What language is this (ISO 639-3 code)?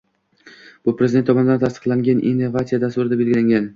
uzb